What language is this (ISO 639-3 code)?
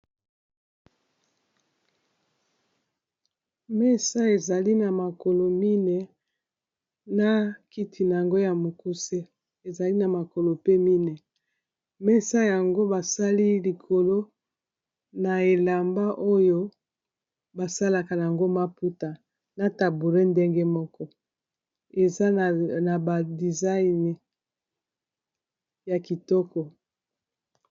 lin